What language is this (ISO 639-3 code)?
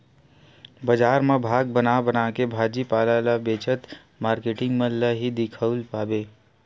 hne